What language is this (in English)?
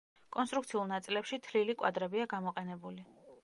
Georgian